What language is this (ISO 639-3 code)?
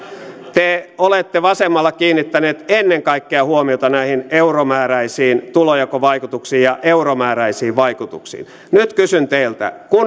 fin